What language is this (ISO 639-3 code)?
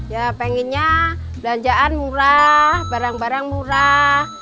ind